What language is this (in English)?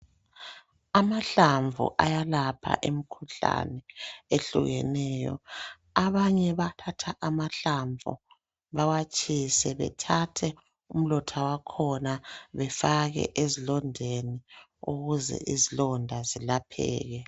North Ndebele